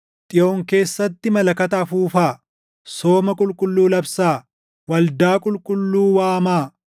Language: Oromo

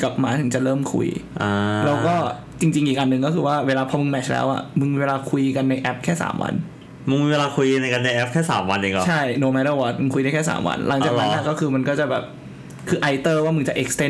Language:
Thai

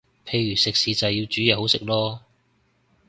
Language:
Cantonese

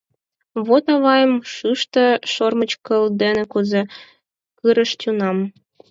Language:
Mari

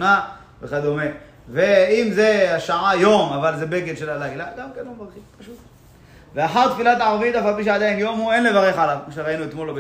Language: Hebrew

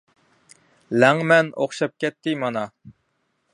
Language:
Uyghur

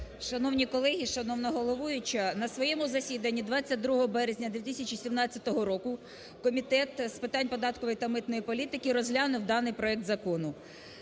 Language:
Ukrainian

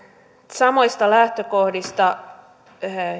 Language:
Finnish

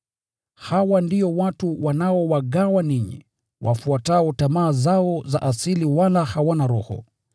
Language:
Swahili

